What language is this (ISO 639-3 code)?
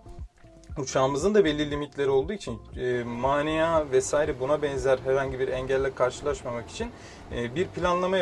tur